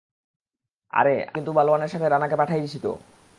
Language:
Bangla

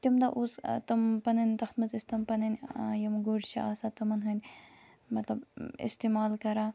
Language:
Kashmiri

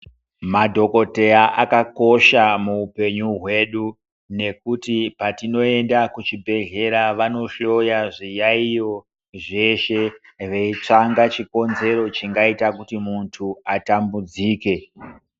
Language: Ndau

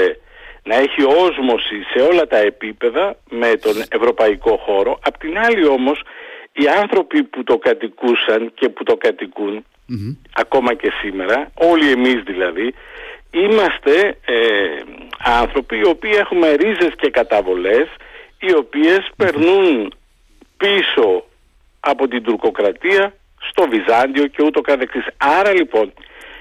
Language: Greek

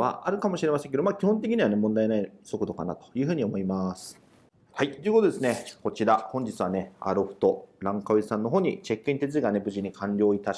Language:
Japanese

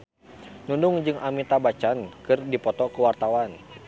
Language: Sundanese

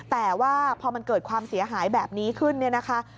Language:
Thai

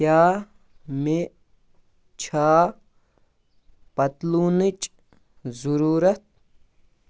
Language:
Kashmiri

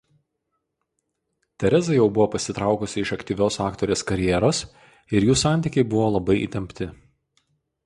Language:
Lithuanian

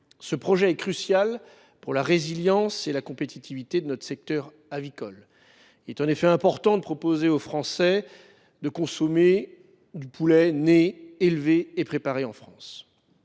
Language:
French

